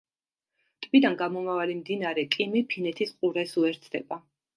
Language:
Georgian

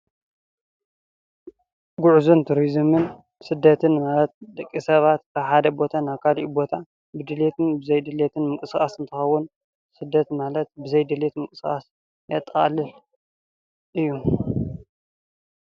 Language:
Tigrinya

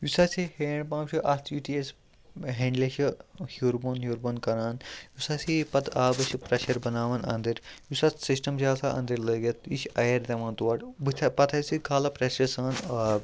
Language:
Kashmiri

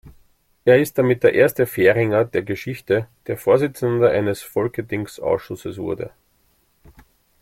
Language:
German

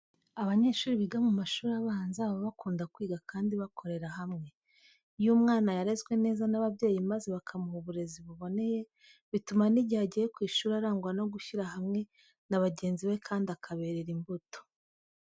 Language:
Kinyarwanda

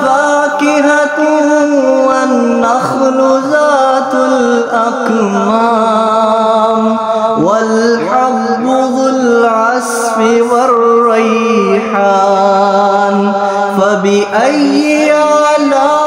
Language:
Arabic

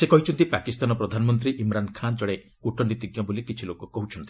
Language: Odia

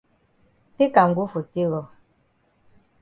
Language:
Cameroon Pidgin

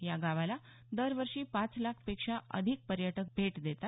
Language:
Marathi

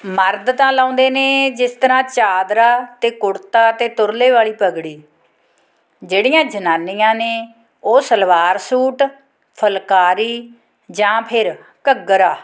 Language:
Punjabi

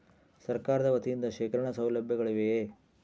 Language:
Kannada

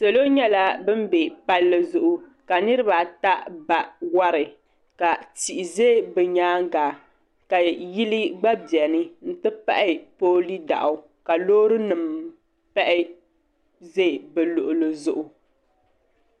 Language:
Dagbani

